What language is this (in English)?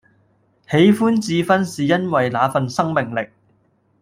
Cantonese